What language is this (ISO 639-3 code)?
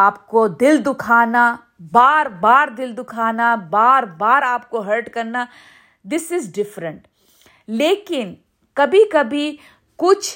urd